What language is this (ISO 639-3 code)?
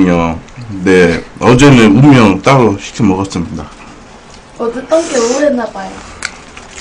kor